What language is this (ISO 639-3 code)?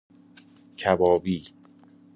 fas